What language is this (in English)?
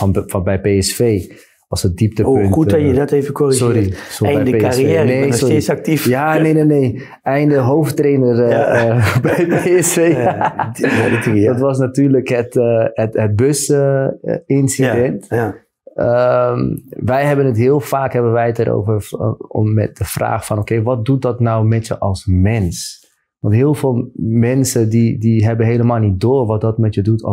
Dutch